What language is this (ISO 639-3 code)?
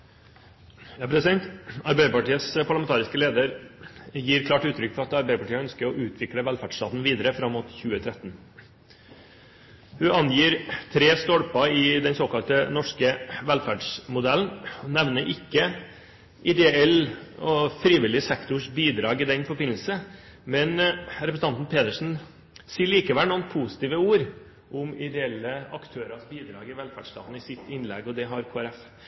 nor